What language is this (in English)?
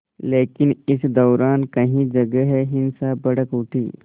Hindi